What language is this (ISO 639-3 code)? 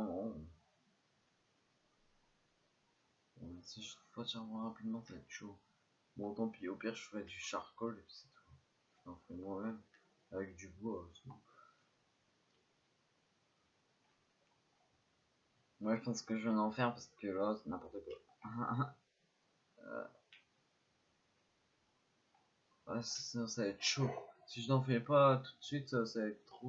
fra